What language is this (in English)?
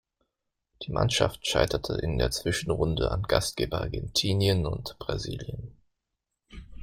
German